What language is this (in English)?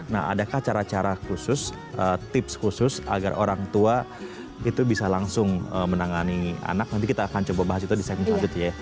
Indonesian